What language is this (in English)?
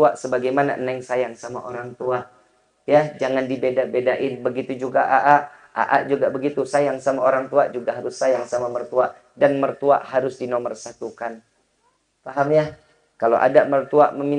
Indonesian